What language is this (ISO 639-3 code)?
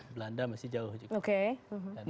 ind